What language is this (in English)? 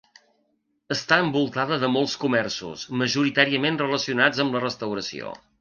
Catalan